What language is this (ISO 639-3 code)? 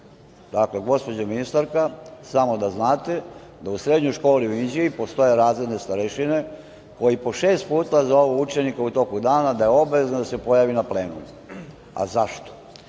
srp